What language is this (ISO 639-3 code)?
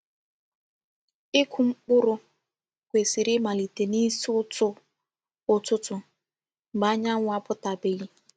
ibo